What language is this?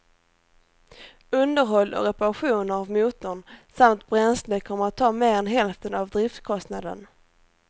Swedish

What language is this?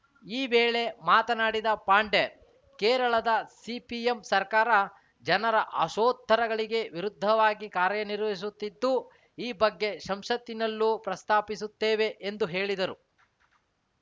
Kannada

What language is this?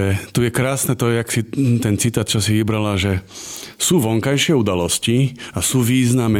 Slovak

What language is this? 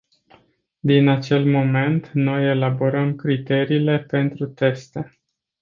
Romanian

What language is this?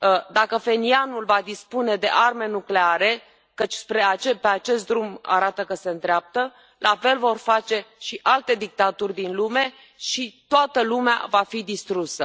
Romanian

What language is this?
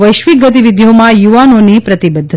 Gujarati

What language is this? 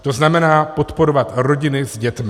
Czech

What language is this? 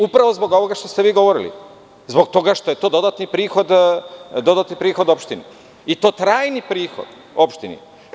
Serbian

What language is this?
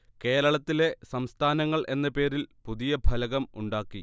Malayalam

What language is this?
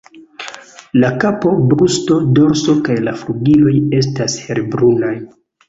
Esperanto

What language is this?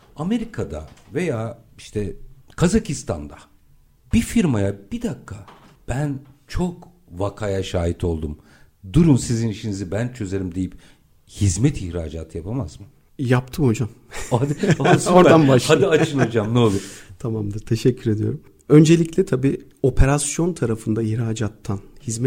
Turkish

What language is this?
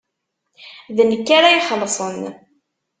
Kabyle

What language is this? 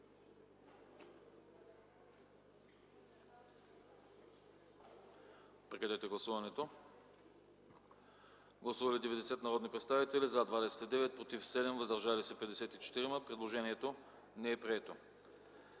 Bulgarian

